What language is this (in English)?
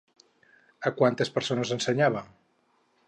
Catalan